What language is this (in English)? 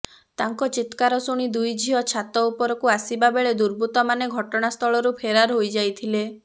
Odia